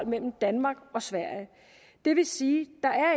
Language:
Danish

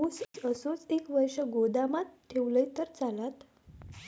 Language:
Marathi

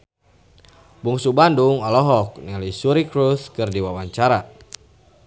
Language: Sundanese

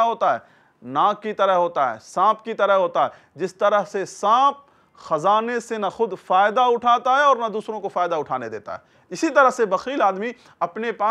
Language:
Dutch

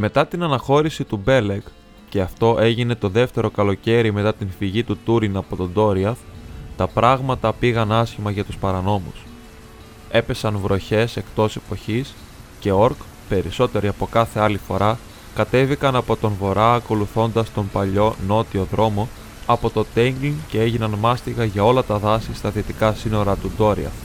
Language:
Greek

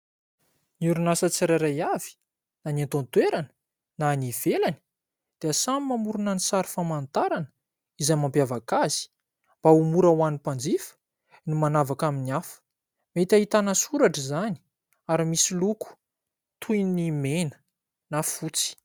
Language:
Malagasy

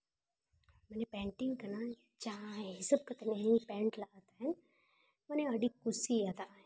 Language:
Santali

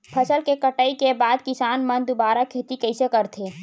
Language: Chhattisgarhi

